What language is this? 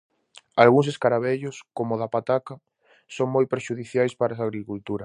Galician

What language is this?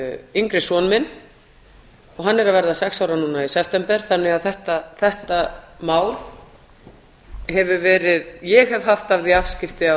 Icelandic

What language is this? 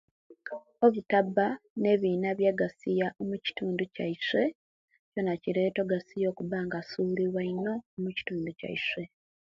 Kenyi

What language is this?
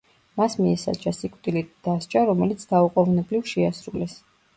Georgian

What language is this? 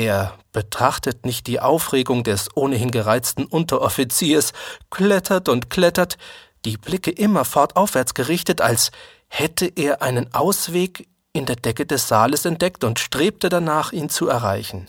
German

